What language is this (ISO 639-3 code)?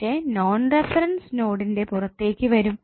mal